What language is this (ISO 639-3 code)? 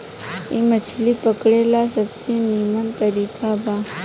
bho